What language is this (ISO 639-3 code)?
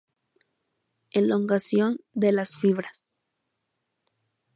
spa